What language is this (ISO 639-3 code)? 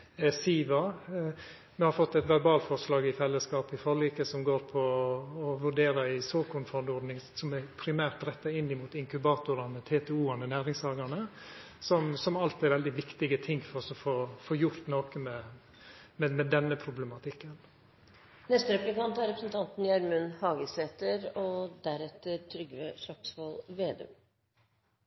nno